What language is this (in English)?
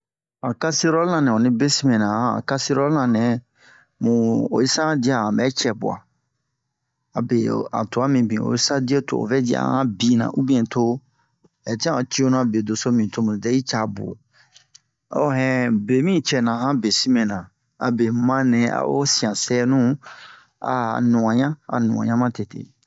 Bomu